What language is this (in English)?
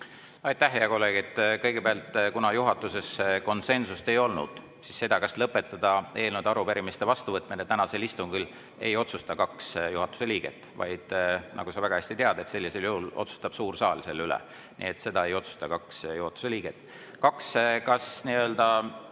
Estonian